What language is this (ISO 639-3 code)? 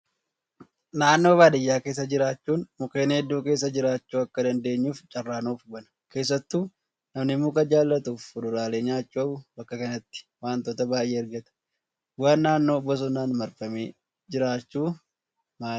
orm